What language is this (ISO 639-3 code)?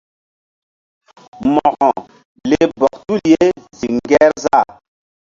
mdd